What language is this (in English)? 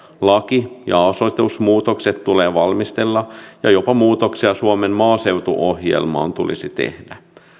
Finnish